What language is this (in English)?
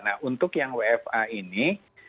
Indonesian